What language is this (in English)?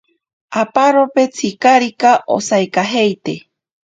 Ashéninka Perené